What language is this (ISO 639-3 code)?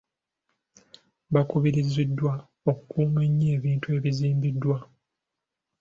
lug